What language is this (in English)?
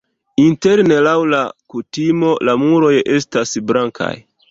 Esperanto